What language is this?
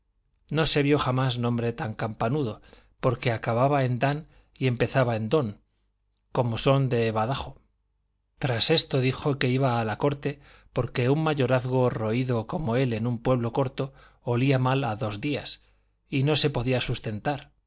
Spanish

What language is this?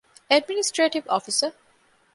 Divehi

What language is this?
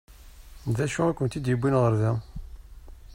Kabyle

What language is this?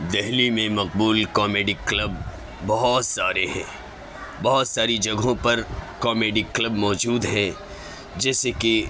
Urdu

